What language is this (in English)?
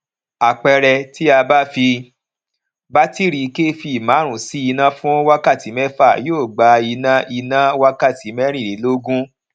Yoruba